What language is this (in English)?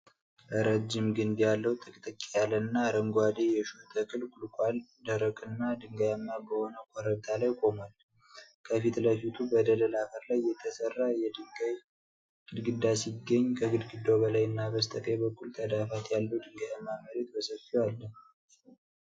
Amharic